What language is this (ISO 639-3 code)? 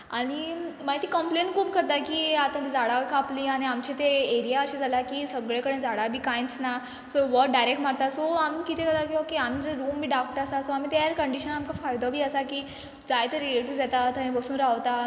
kok